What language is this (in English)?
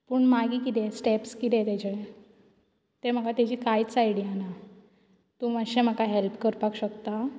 Konkani